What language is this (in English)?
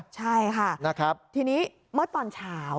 Thai